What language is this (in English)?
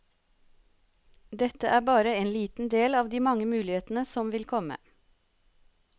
Norwegian